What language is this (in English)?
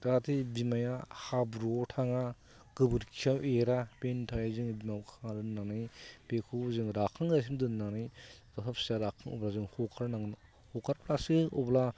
Bodo